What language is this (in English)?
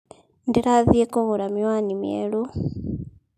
Kikuyu